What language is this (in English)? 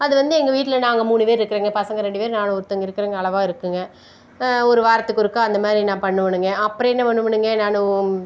Tamil